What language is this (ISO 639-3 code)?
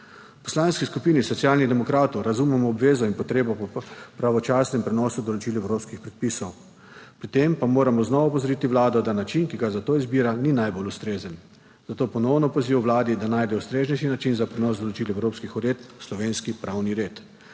slv